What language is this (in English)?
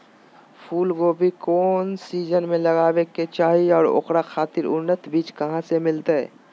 Magahi